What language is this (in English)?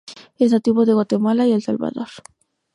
Spanish